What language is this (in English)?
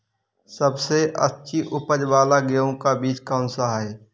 Hindi